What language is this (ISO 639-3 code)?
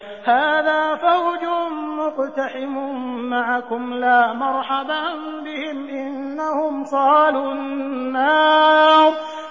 ara